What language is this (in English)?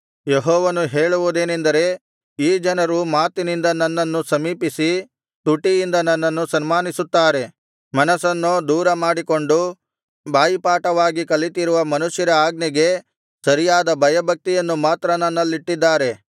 Kannada